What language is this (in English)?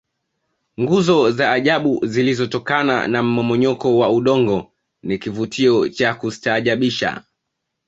Swahili